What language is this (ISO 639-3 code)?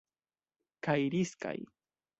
epo